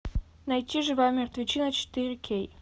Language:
Russian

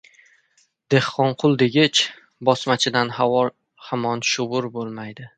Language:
Uzbek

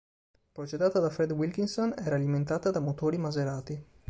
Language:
Italian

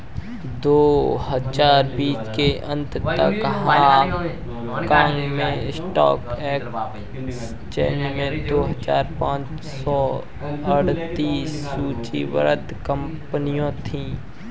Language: Hindi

